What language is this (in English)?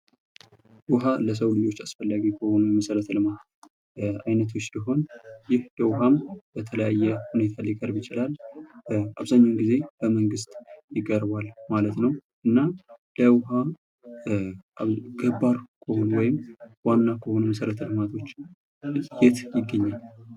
Amharic